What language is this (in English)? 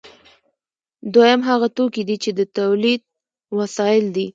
Pashto